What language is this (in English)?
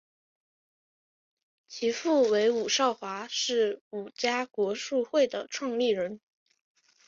Chinese